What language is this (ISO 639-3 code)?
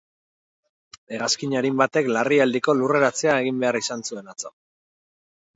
eus